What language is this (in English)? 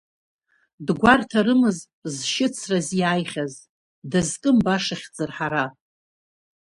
Abkhazian